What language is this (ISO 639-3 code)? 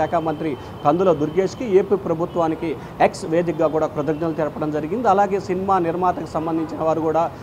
tel